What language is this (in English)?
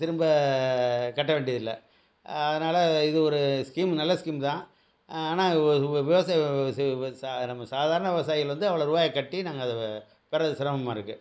Tamil